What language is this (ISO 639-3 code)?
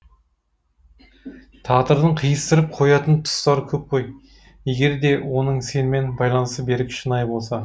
kaz